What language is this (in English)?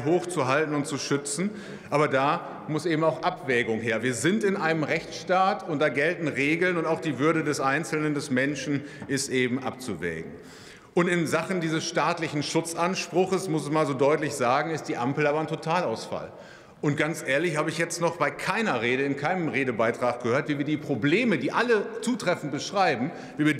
German